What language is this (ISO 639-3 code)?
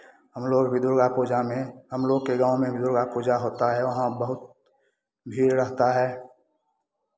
hin